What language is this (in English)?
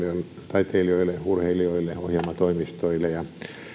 Finnish